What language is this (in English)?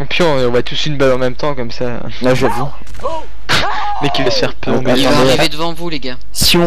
French